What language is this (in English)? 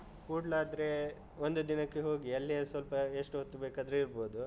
Kannada